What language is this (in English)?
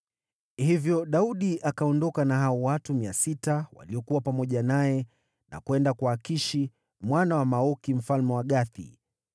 Swahili